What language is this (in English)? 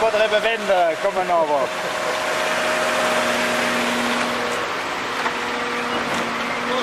Italian